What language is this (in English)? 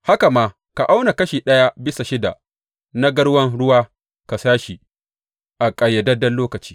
Hausa